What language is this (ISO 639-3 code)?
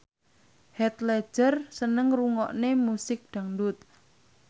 jav